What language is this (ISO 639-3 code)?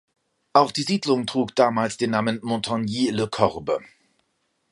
deu